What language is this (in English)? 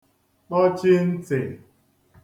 Igbo